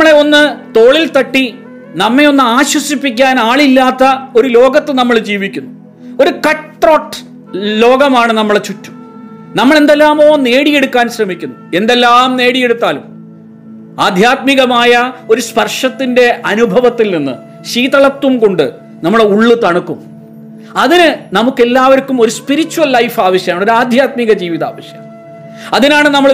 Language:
Malayalam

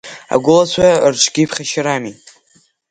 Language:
Abkhazian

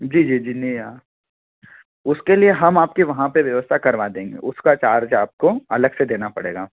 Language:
Hindi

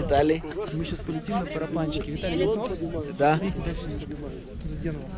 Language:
Russian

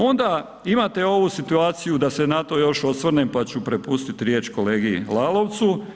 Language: Croatian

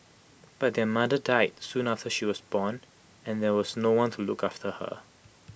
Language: English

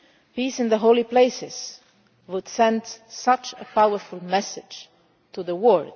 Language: English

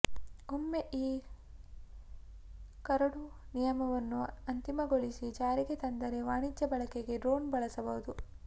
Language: Kannada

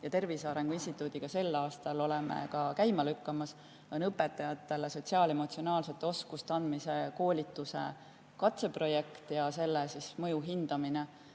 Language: Estonian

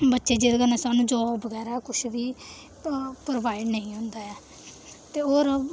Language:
Dogri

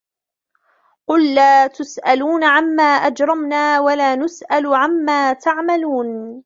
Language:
Arabic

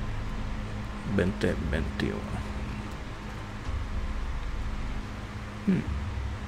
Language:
Spanish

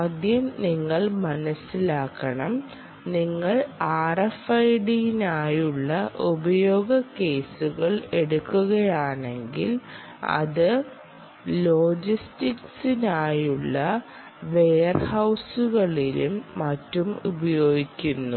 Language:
Malayalam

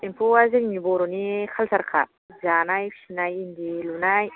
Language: Bodo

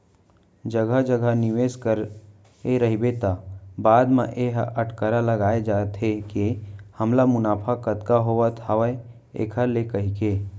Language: Chhattisgarhi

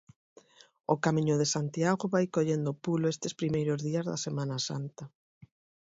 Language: Galician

